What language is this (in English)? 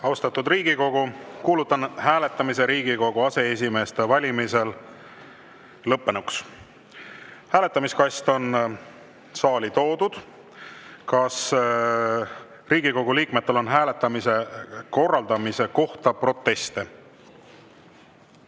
Estonian